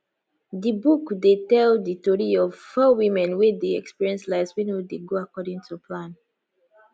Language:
Nigerian Pidgin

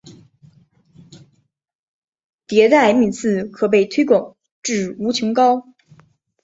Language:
Chinese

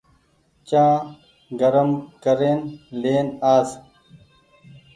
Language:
Goaria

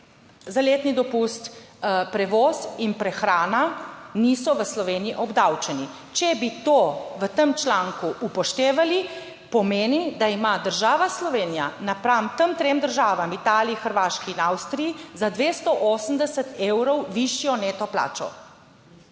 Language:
Slovenian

